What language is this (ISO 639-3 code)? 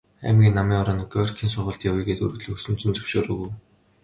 mon